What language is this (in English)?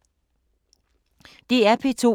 Danish